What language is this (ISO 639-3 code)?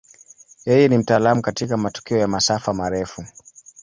swa